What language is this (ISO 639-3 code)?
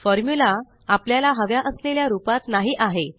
mar